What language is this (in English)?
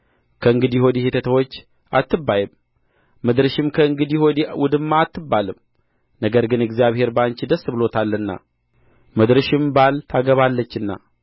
Amharic